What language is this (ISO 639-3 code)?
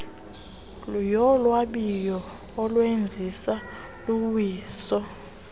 xho